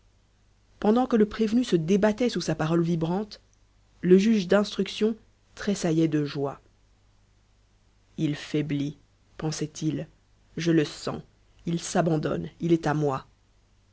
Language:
French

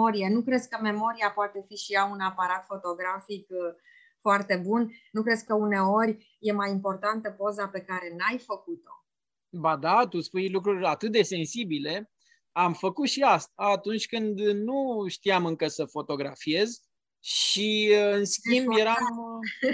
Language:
Romanian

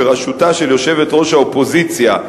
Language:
Hebrew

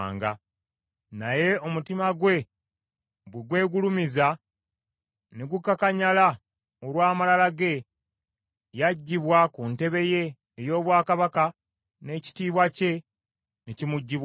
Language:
Ganda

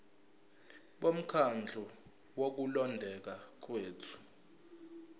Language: Zulu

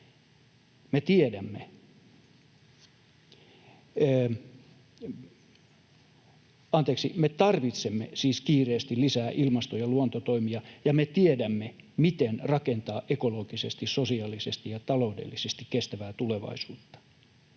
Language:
Finnish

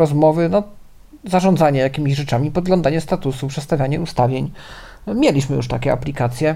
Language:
Polish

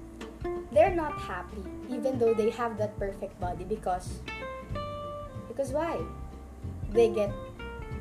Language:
Filipino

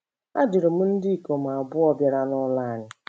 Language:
Igbo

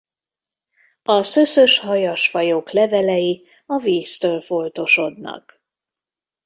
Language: Hungarian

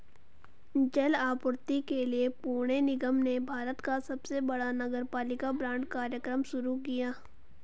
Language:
Hindi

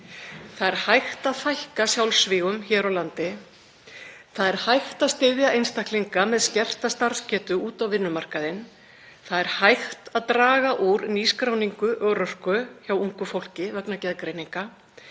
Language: Icelandic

